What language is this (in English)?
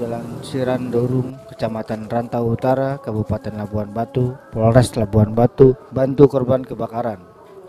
Indonesian